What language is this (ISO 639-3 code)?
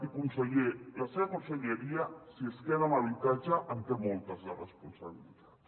cat